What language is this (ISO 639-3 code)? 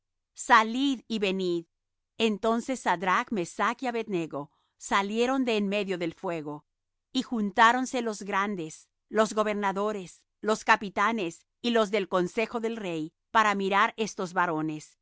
spa